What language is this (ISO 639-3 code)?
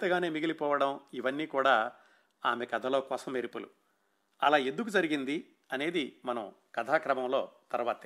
tel